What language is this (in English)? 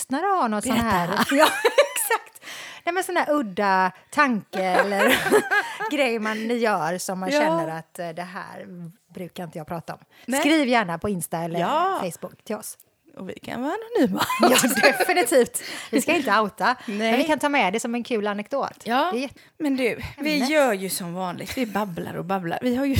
Swedish